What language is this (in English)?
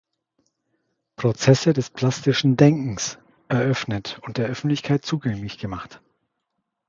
German